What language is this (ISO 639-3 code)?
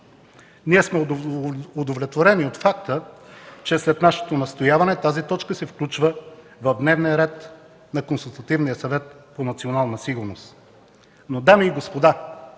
bul